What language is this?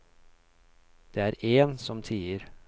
Norwegian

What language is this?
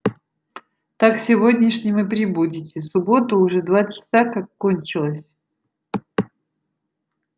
Russian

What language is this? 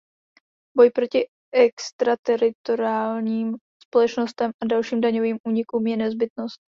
Czech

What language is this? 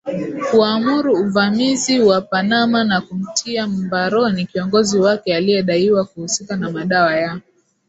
Swahili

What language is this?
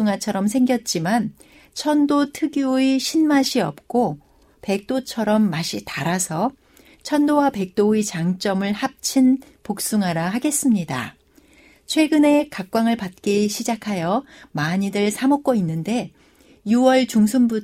Korean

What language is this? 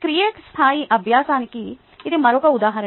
Telugu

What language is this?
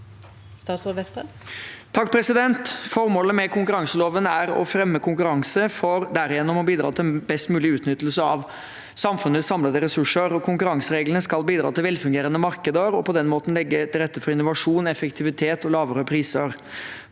Norwegian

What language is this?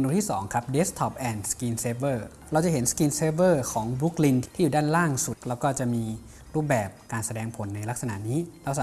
Thai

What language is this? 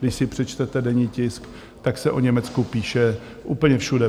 Czech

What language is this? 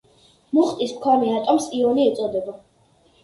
Georgian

